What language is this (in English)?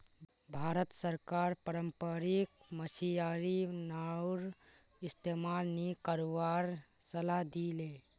Magahi